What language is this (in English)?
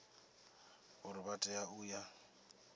Venda